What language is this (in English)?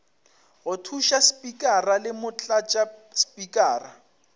Northern Sotho